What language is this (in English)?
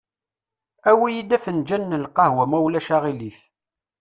Kabyle